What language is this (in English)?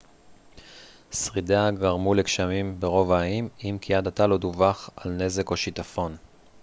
Hebrew